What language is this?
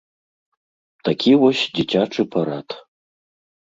Belarusian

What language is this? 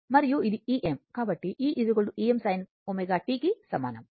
Telugu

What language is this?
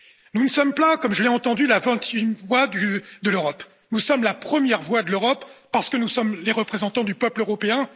French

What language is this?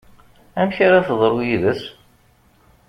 Kabyle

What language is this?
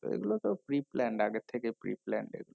Bangla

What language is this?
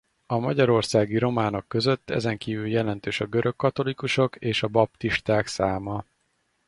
Hungarian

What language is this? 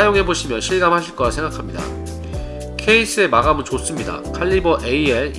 Korean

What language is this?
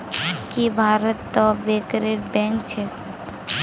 Magahi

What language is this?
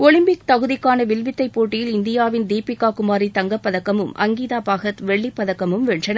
Tamil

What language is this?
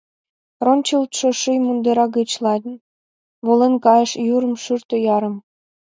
Mari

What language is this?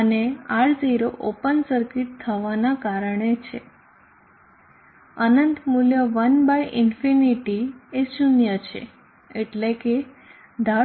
Gujarati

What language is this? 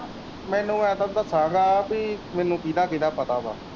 Punjabi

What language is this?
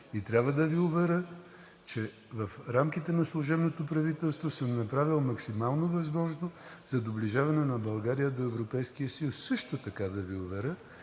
Bulgarian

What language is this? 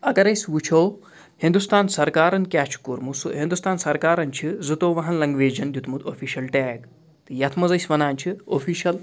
Kashmiri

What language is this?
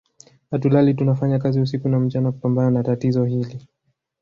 Swahili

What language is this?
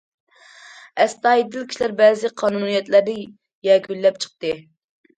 Uyghur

